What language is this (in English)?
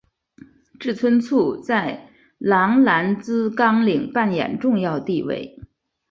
Chinese